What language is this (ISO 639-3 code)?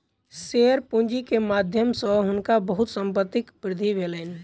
mai